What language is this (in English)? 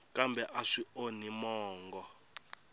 Tsonga